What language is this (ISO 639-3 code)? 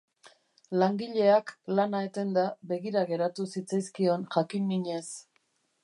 eus